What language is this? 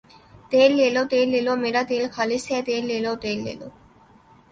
Urdu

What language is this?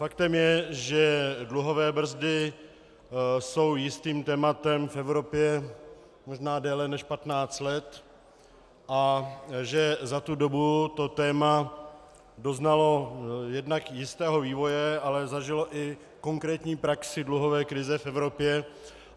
Czech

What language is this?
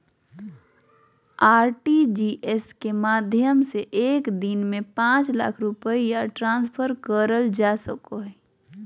Magahi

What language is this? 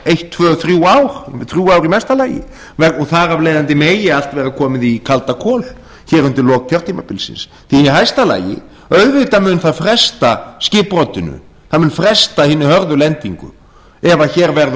Icelandic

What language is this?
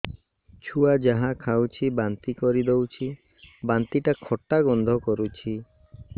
Odia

